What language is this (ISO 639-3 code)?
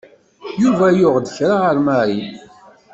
kab